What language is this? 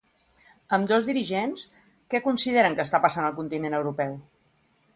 Catalan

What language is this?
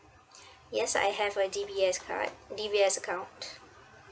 English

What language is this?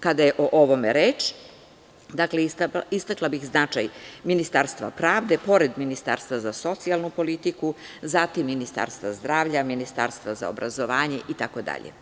Serbian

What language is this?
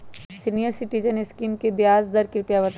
Magahi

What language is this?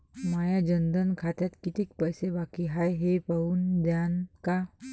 Marathi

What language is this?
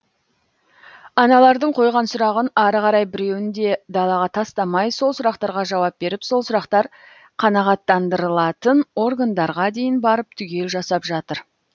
Kazakh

